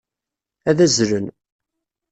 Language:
Kabyle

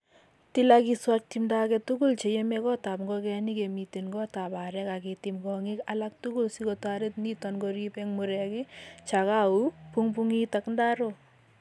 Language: Kalenjin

